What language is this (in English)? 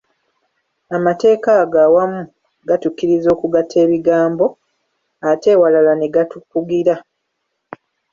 Ganda